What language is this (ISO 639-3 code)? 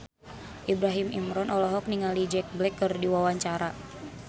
sun